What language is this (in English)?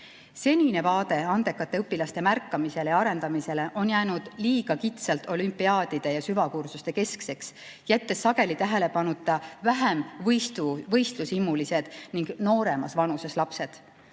Estonian